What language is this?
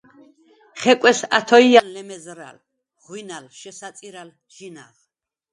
Svan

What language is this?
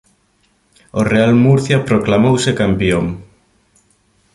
Galician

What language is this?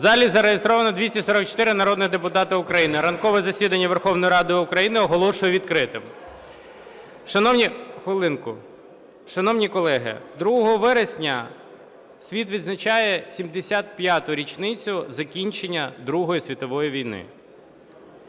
Ukrainian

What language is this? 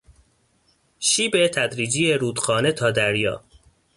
Persian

